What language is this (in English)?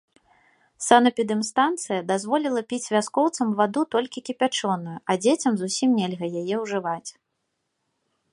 Belarusian